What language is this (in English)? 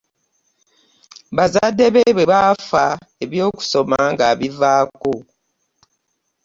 Ganda